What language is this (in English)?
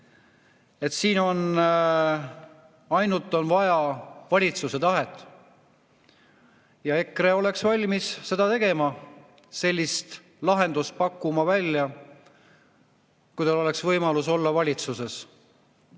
Estonian